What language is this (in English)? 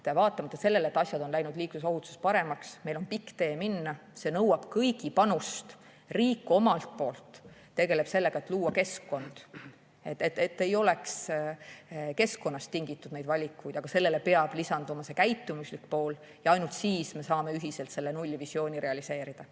Estonian